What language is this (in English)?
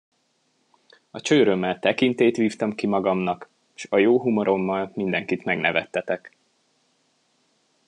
Hungarian